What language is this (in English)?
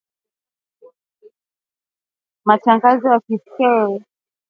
Swahili